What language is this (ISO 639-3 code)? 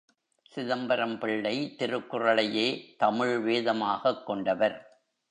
tam